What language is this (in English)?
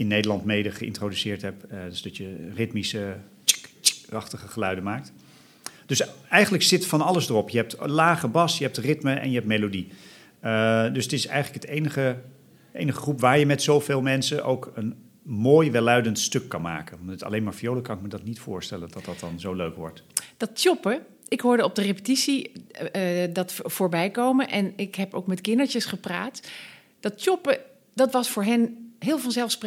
Dutch